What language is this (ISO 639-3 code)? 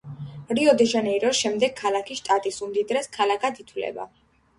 kat